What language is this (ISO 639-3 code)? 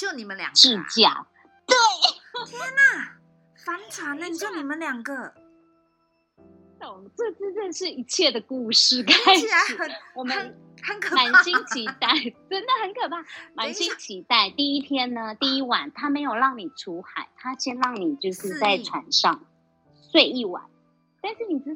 zho